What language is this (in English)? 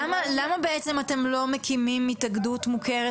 Hebrew